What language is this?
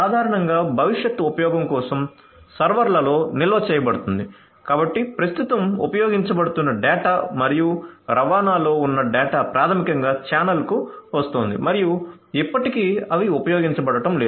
Telugu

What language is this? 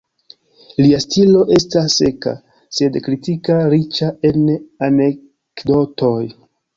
Esperanto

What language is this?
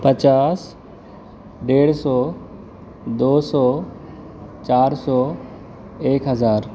Urdu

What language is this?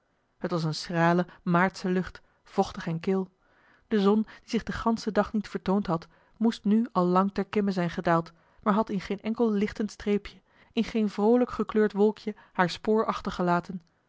Dutch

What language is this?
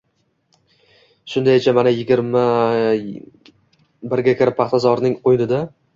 Uzbek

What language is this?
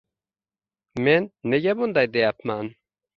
Uzbek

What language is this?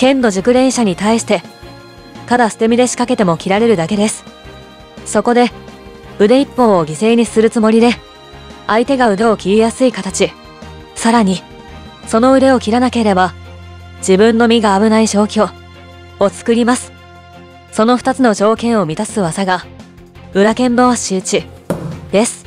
Japanese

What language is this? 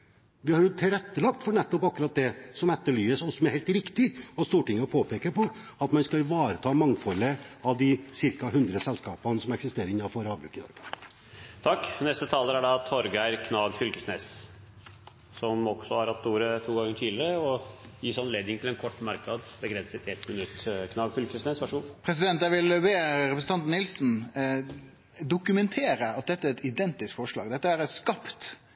Norwegian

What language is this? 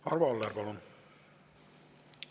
Estonian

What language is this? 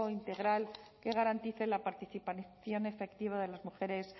Spanish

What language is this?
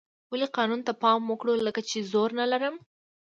Pashto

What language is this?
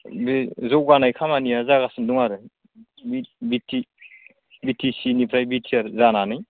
Bodo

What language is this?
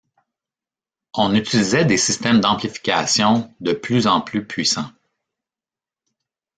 French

